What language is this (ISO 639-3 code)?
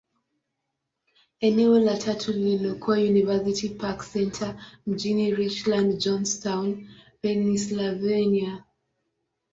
swa